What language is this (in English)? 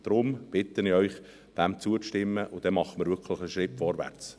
Swiss German